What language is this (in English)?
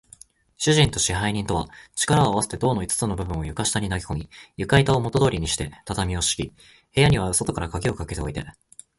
Japanese